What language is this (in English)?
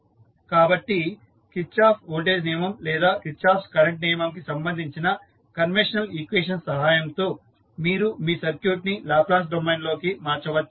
Telugu